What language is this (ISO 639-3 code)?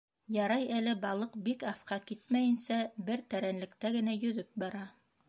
bak